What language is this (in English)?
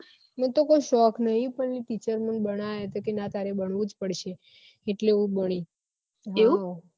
Gujarati